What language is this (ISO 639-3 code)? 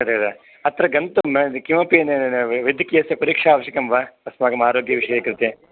san